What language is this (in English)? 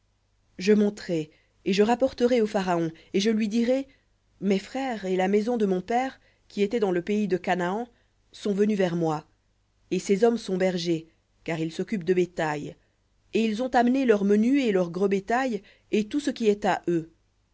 French